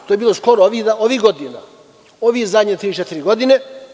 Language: Serbian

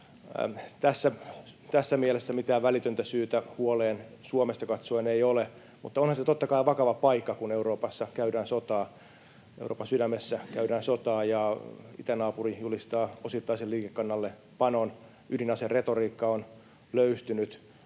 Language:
Finnish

